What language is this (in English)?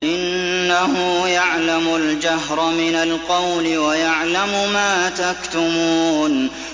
Arabic